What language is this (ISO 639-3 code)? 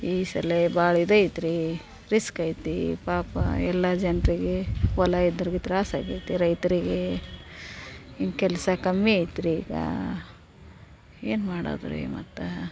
kan